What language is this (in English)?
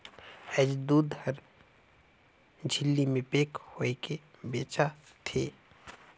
Chhattisgarhi